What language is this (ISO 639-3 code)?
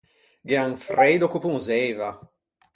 lij